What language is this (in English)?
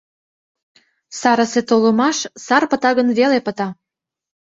Mari